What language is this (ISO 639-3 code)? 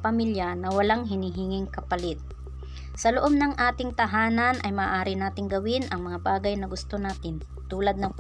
fil